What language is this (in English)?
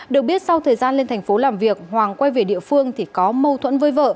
Vietnamese